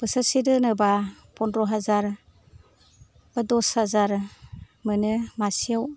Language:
Bodo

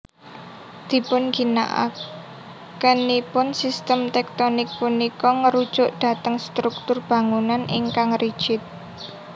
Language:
Javanese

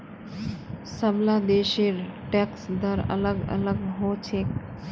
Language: Magahi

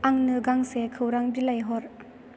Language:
Bodo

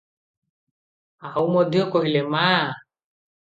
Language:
Odia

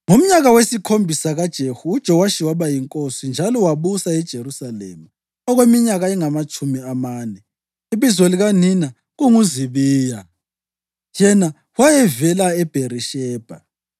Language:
North Ndebele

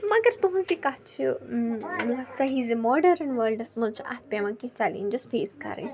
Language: Kashmiri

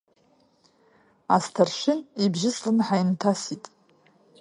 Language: Abkhazian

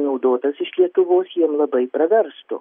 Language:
Lithuanian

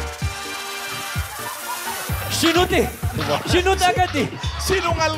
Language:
Filipino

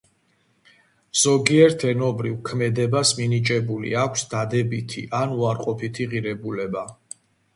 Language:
Georgian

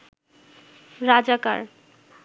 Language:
Bangla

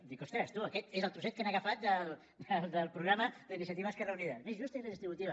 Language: Catalan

